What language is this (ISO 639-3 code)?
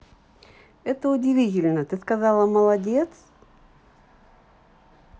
rus